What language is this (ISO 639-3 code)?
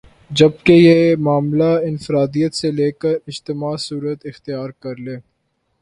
urd